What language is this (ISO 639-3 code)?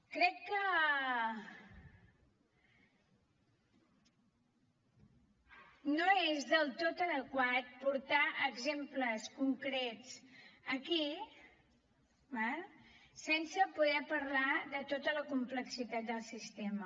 cat